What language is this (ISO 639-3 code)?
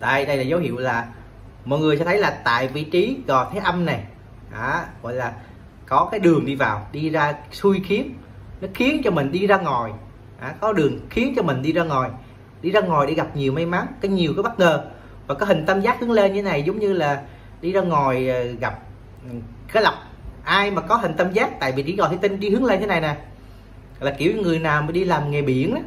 vie